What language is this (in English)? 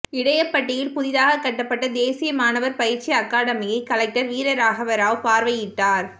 Tamil